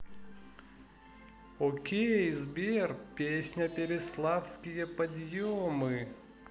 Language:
Russian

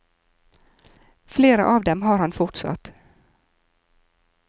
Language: Norwegian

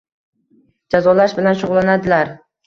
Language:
Uzbek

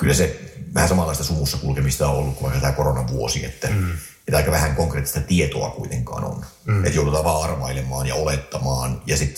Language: Finnish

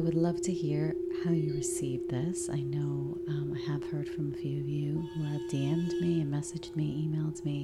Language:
English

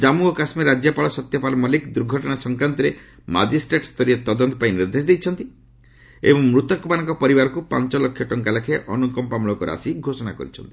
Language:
Odia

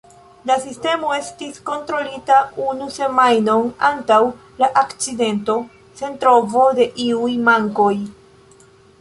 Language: Esperanto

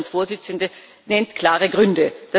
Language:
German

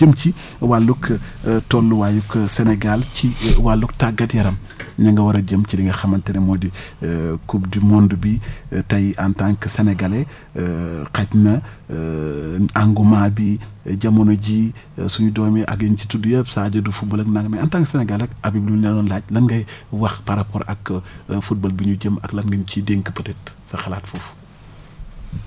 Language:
Wolof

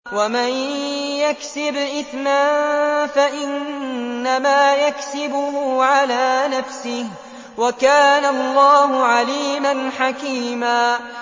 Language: Arabic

